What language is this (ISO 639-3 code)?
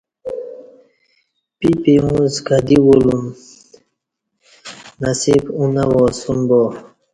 bsh